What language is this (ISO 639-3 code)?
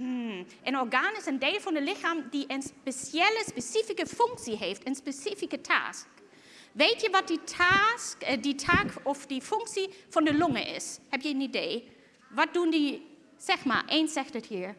nld